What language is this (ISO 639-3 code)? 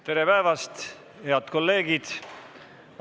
est